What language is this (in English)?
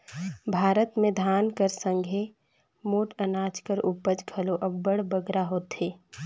Chhattisgarhi